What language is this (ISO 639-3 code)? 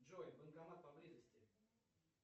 rus